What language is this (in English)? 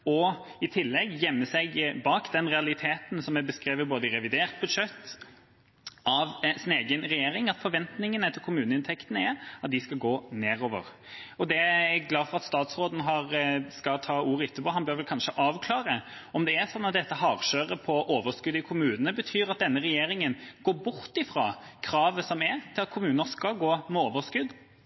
Norwegian Bokmål